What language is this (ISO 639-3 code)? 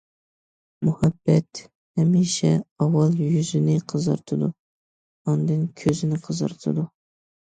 uig